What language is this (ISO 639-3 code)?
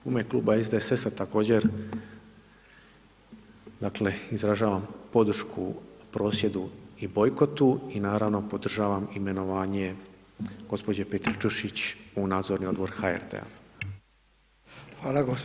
hrv